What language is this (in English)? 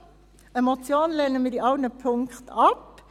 Swiss German